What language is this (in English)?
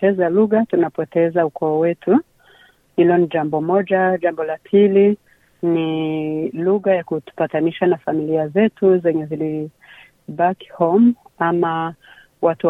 Swahili